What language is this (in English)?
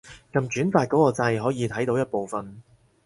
Cantonese